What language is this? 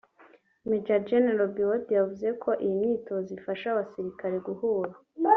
Kinyarwanda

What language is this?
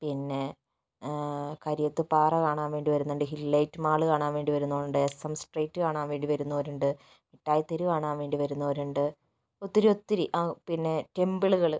Malayalam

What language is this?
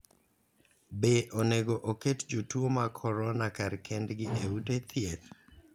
Luo (Kenya and Tanzania)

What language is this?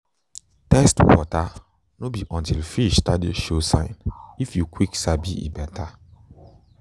Nigerian Pidgin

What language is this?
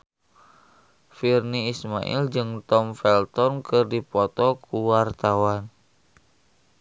Sundanese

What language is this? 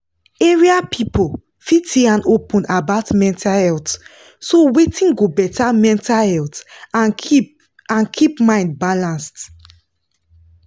Nigerian Pidgin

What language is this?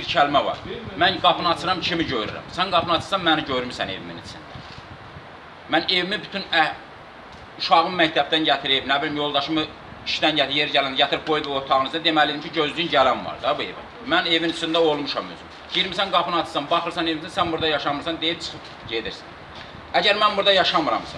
Azerbaijani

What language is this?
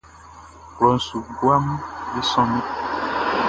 Baoulé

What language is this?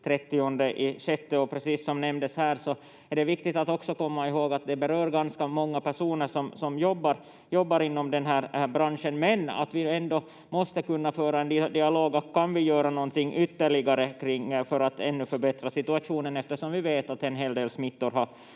Finnish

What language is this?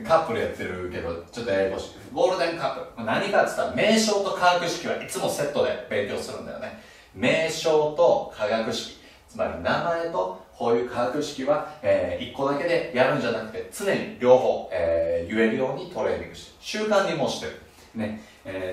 Japanese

